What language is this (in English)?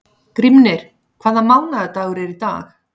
Icelandic